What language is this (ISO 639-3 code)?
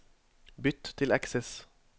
nor